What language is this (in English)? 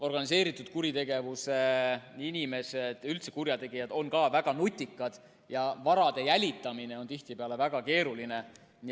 Estonian